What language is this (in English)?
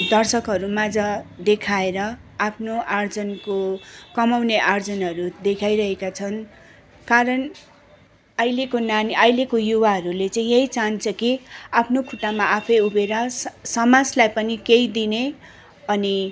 Nepali